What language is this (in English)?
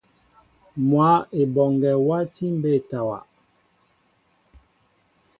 Mbo (Cameroon)